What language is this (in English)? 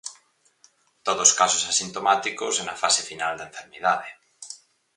Galician